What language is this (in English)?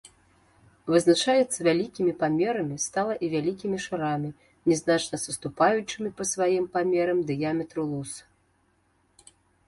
Belarusian